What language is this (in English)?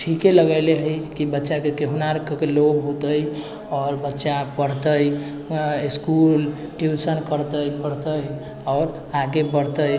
Maithili